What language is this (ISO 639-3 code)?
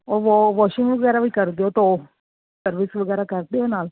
pan